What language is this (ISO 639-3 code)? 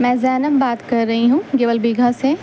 urd